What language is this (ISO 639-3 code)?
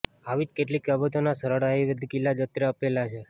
guj